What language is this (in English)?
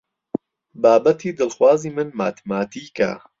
Central Kurdish